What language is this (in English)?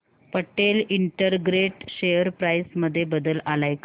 Marathi